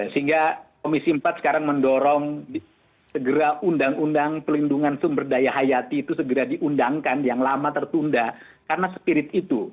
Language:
Indonesian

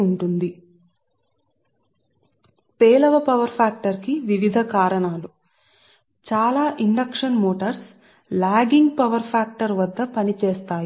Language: Telugu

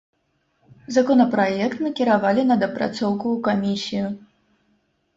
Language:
Belarusian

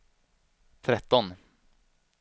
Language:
Swedish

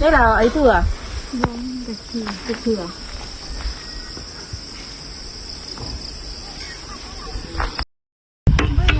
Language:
Vietnamese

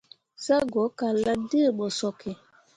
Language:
Mundang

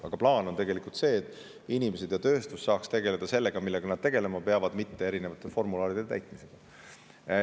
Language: Estonian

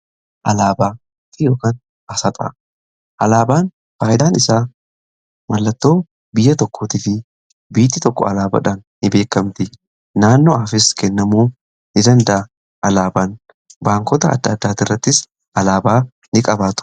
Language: Oromo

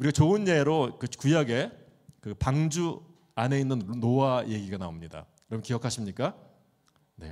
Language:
Korean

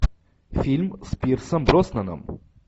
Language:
Russian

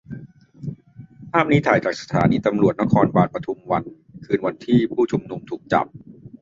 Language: Thai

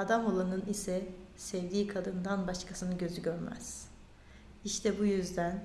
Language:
Turkish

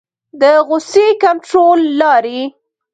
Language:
Pashto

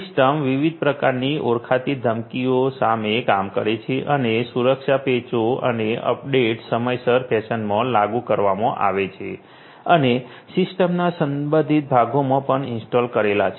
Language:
Gujarati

